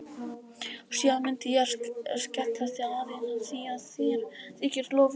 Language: Icelandic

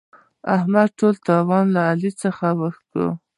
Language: Pashto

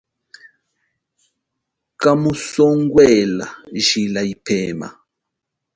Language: Chokwe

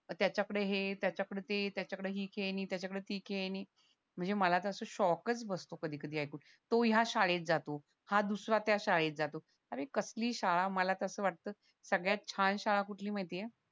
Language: Marathi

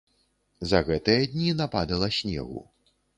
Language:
Belarusian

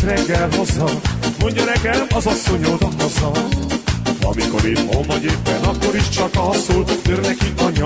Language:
Hungarian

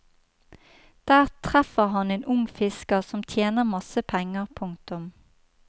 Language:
Norwegian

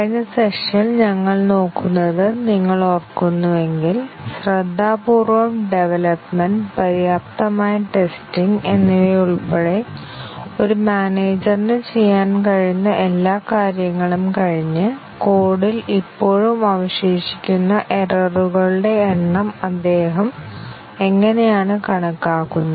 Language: Malayalam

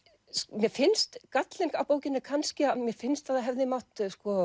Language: Icelandic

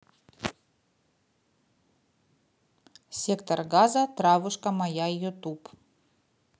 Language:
Russian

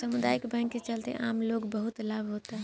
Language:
Bhojpuri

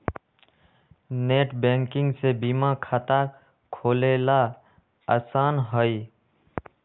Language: Magahi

